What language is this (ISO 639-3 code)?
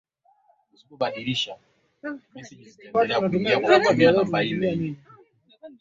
swa